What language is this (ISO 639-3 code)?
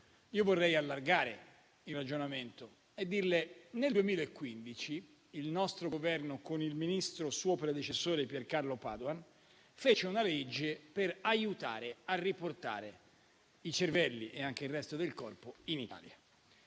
ita